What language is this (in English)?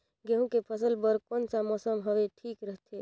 Chhattisgarhi